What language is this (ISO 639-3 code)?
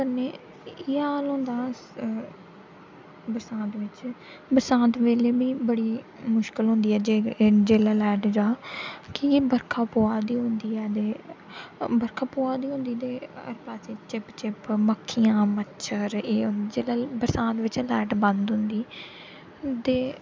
doi